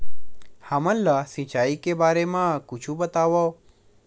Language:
Chhattisgarhi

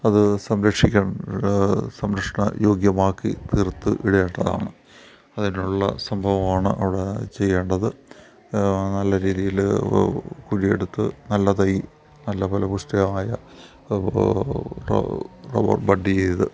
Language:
Malayalam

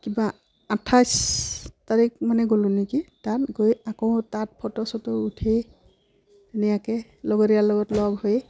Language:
Assamese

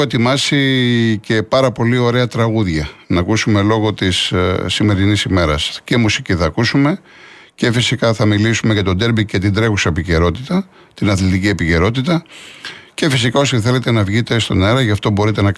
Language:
Greek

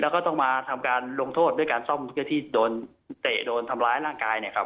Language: Thai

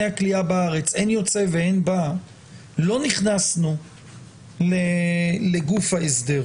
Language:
Hebrew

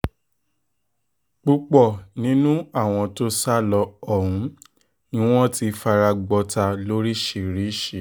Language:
Yoruba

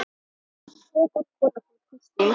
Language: Icelandic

